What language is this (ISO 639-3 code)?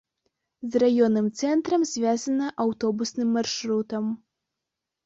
bel